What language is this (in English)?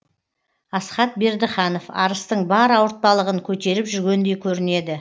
Kazakh